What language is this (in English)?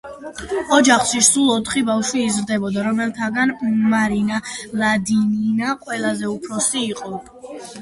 Georgian